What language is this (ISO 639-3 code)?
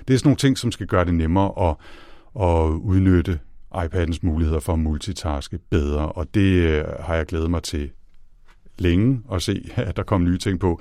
dan